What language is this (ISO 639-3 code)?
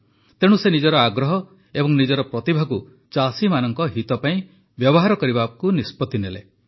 ori